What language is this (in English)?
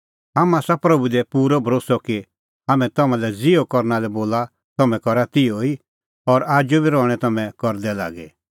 Kullu Pahari